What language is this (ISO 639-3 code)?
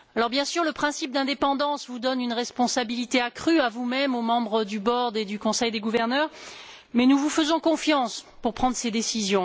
fra